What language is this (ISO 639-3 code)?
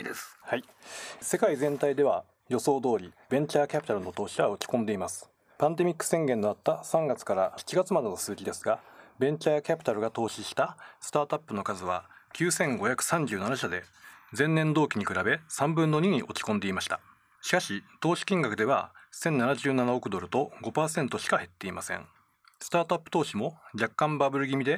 jpn